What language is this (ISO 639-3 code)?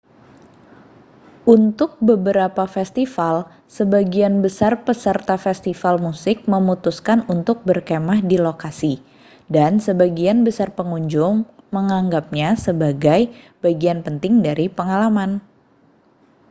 ind